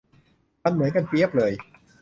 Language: Thai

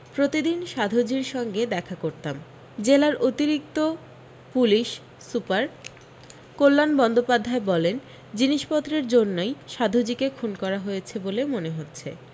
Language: Bangla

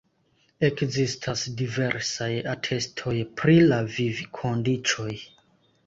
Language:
Esperanto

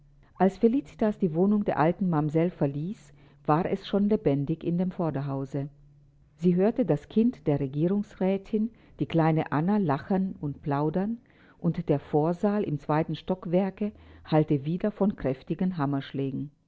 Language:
German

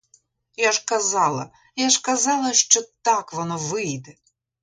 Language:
Ukrainian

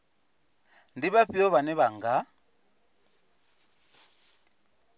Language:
Venda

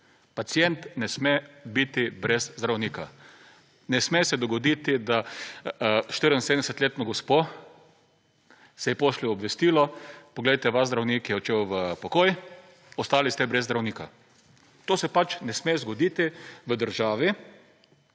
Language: Slovenian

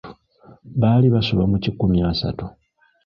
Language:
Ganda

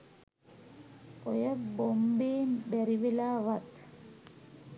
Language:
Sinhala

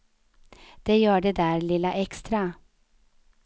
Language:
Swedish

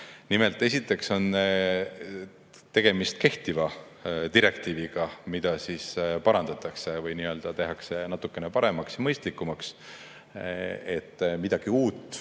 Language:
Estonian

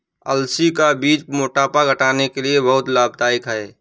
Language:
Hindi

